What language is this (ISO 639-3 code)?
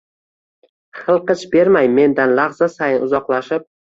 uzb